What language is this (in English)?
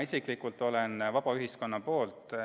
Estonian